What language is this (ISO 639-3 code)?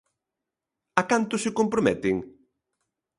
glg